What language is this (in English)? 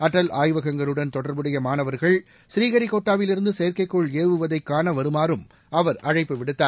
Tamil